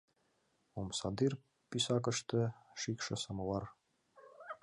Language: Mari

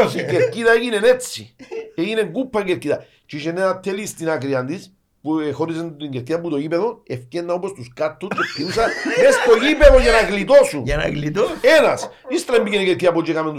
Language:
Greek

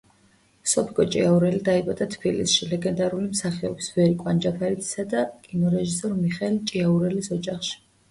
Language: Georgian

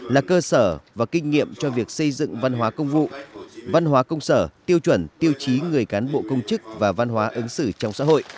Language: Vietnamese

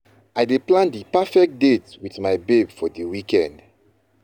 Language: Nigerian Pidgin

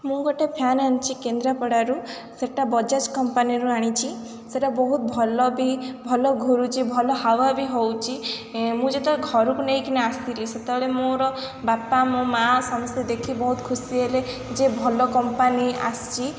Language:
Odia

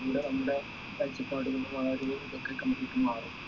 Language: Malayalam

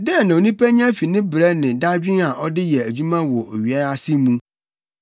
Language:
Akan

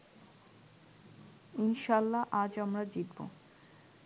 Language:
Bangla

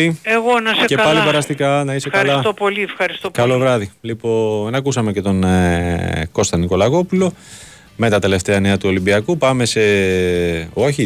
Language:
Greek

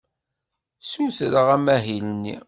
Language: Kabyle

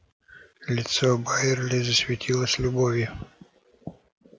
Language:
Russian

